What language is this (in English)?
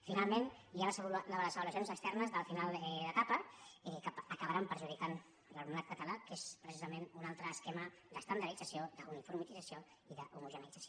Catalan